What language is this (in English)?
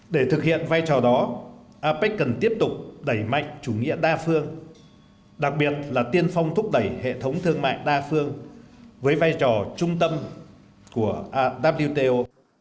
Vietnamese